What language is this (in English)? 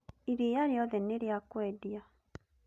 Kikuyu